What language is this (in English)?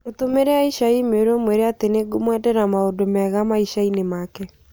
Kikuyu